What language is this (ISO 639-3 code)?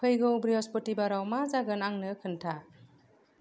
brx